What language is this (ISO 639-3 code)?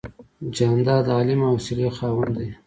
pus